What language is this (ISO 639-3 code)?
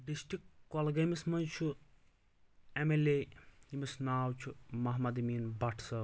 kas